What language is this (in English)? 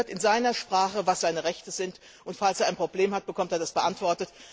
German